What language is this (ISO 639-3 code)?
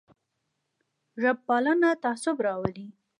pus